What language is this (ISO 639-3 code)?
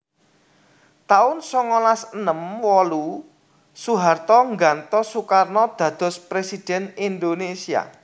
jav